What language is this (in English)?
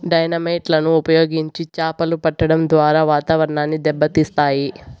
Telugu